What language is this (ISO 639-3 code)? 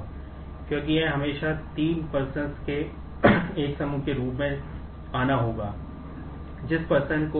hin